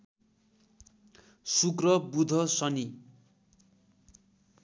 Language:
Nepali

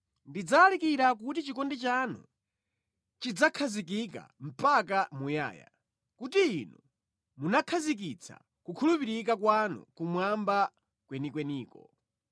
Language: Nyanja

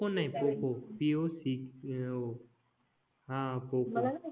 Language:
Marathi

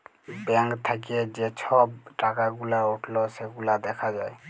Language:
Bangla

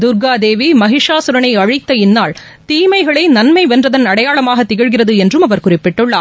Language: Tamil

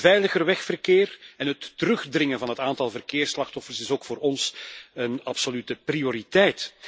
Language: Dutch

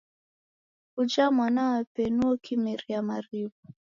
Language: Taita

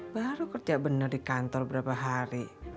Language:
Indonesian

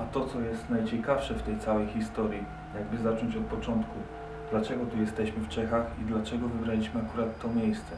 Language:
Polish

